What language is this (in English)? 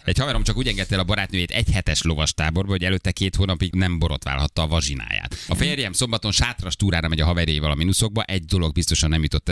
Hungarian